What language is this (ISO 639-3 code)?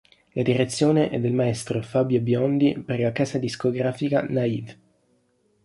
ita